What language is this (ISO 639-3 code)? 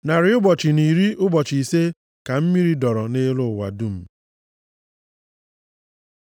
ibo